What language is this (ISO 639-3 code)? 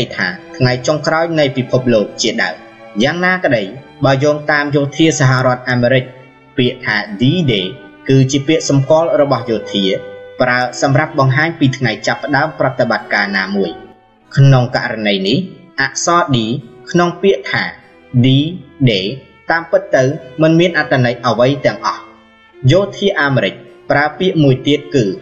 tha